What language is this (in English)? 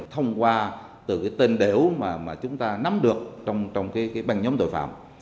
Vietnamese